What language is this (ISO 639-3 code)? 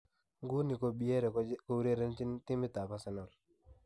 kln